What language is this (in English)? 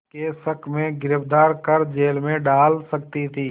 Hindi